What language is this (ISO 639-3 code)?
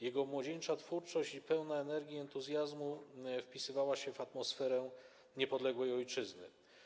pol